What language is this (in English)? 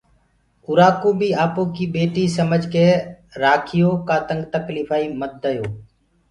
Gurgula